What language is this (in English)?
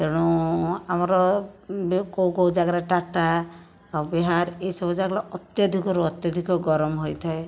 Odia